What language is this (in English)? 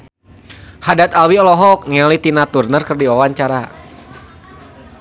Sundanese